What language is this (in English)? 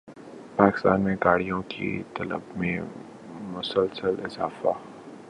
Urdu